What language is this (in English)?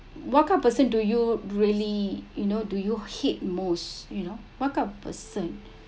English